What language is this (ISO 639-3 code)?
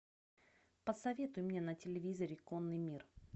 rus